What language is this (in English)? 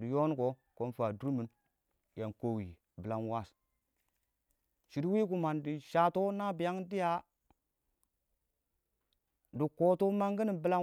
Awak